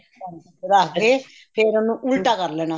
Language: Punjabi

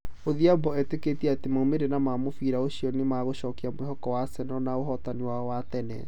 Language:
Kikuyu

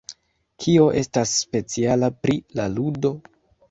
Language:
Esperanto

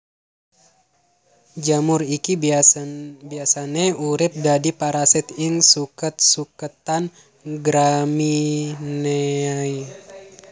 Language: Javanese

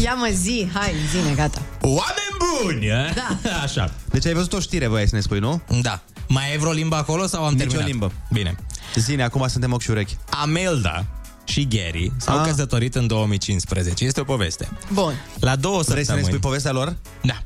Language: Romanian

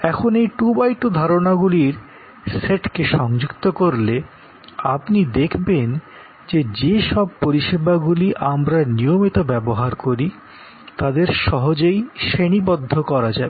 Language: Bangla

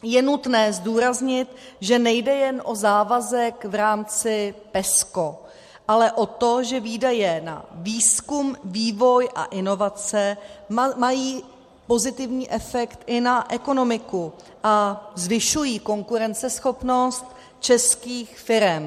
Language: Czech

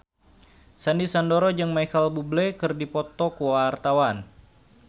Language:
Sundanese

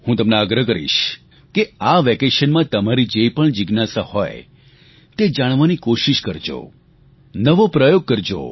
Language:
Gujarati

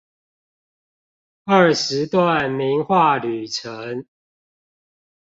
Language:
Chinese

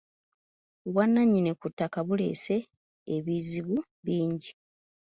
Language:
Ganda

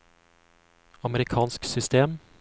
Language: Norwegian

